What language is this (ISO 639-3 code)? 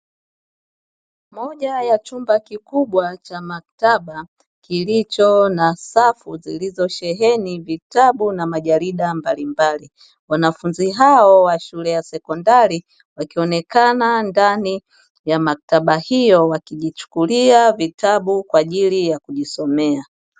swa